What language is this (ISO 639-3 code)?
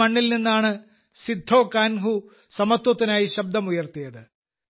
mal